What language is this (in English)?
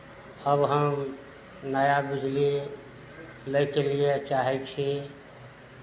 Maithili